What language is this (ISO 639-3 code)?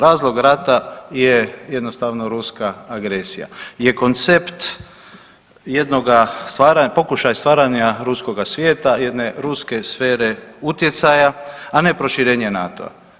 hrv